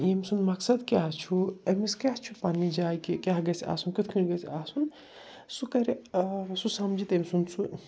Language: Kashmiri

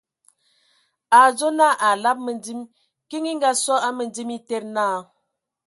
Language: Ewondo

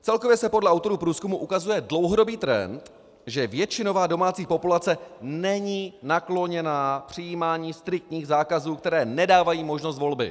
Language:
Czech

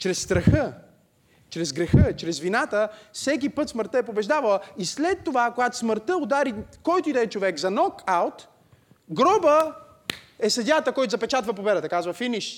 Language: Bulgarian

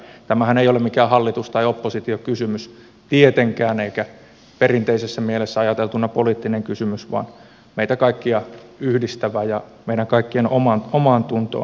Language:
Finnish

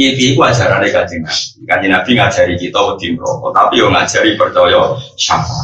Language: Indonesian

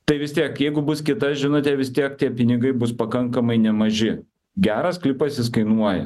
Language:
Lithuanian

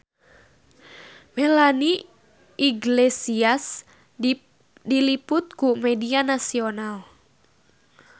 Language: Sundanese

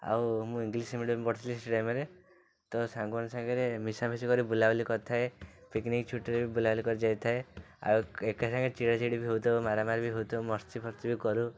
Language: Odia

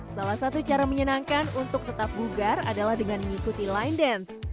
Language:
Indonesian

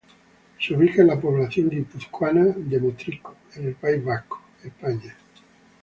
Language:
Spanish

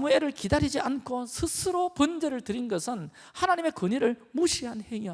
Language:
Korean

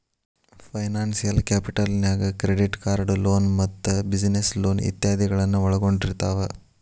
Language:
Kannada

